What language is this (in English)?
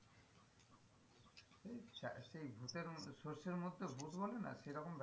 Bangla